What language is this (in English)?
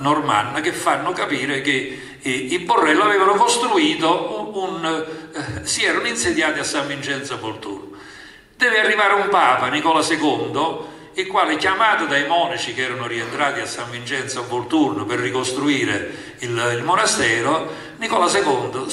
Italian